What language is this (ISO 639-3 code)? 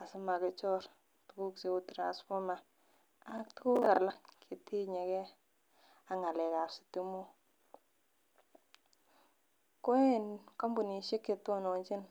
kln